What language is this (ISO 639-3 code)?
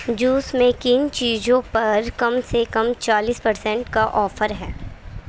urd